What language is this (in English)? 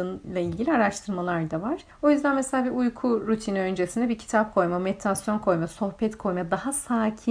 Turkish